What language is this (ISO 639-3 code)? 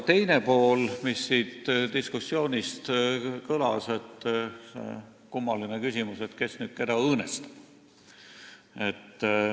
est